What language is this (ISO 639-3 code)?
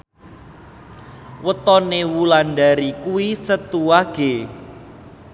jav